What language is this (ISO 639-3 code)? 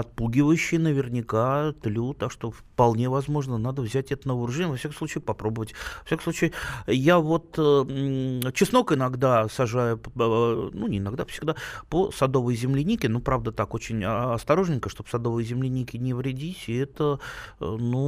rus